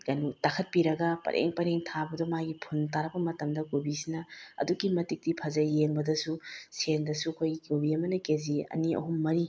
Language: Manipuri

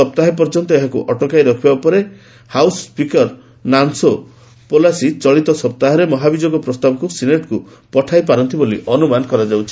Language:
Odia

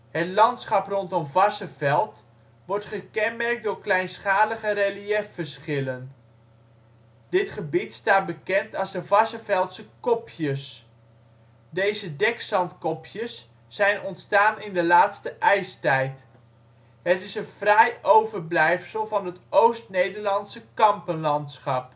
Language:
Dutch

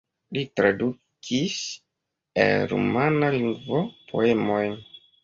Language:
Esperanto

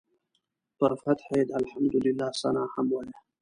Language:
Pashto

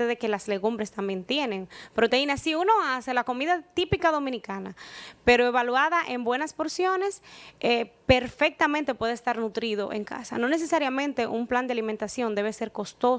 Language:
Spanish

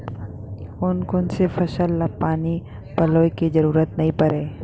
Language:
Chhattisgarhi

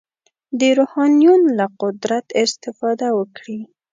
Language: Pashto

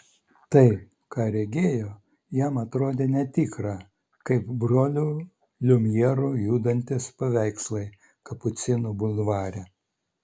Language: Lithuanian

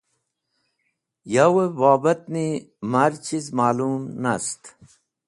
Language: Wakhi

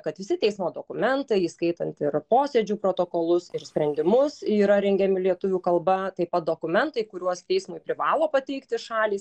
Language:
Lithuanian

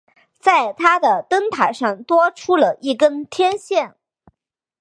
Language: Chinese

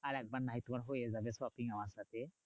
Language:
Bangla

